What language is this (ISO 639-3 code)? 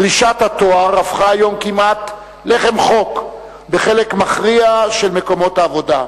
heb